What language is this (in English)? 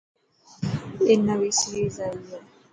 Dhatki